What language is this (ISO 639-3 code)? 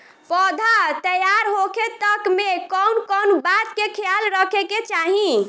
bho